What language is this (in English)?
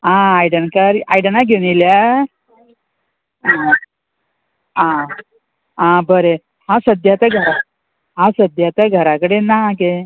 Konkani